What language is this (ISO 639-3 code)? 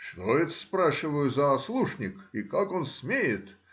rus